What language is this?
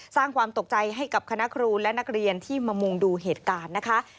Thai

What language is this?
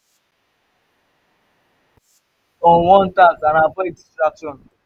Nigerian Pidgin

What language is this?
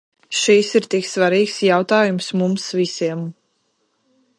Latvian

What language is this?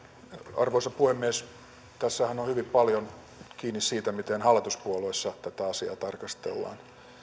Finnish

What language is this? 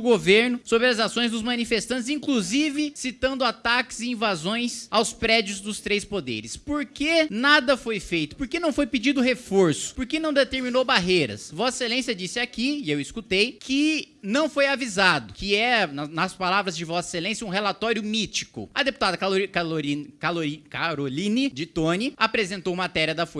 Portuguese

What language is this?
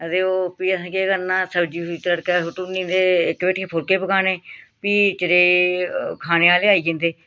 Dogri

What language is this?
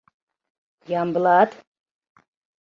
Mari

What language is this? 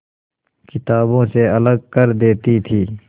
Hindi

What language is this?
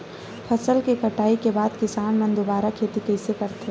Chhattisgarhi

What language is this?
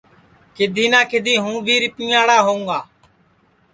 Sansi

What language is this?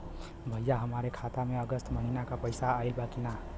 Bhojpuri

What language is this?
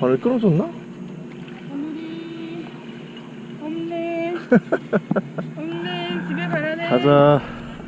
Korean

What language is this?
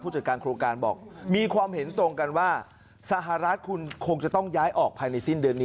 Thai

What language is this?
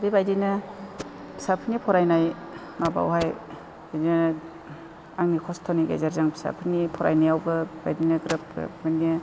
Bodo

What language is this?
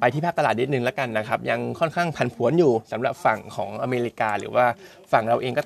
Thai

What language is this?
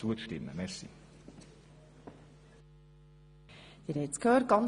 Swiss German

